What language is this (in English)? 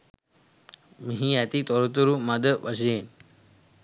Sinhala